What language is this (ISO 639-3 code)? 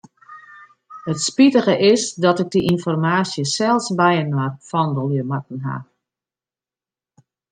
fry